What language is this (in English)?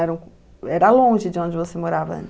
Portuguese